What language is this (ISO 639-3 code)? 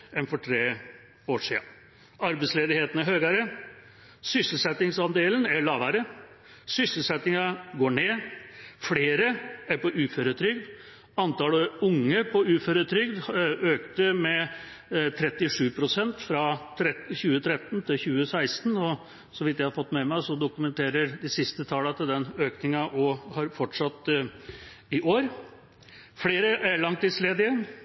nob